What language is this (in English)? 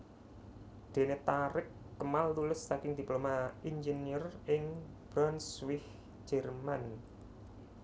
Javanese